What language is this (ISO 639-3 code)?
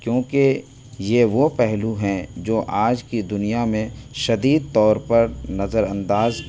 urd